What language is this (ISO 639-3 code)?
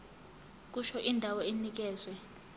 zul